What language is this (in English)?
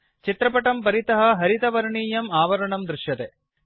Sanskrit